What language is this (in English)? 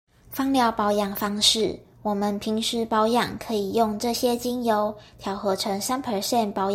Chinese